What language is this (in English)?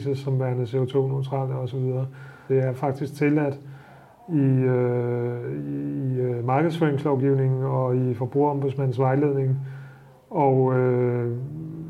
Danish